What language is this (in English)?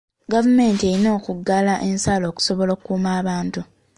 Ganda